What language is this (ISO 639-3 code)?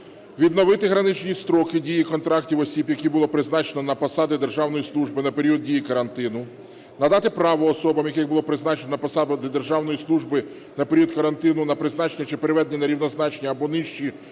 ukr